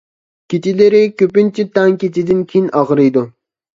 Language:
Uyghur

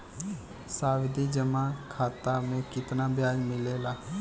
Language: Bhojpuri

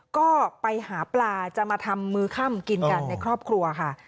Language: Thai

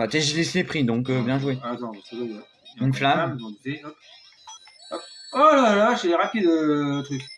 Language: French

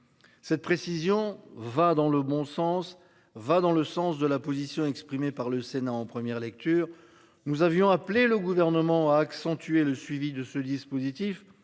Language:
French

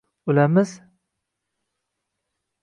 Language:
Uzbek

